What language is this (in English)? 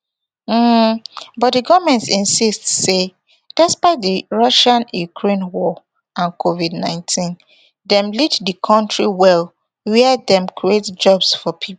Nigerian Pidgin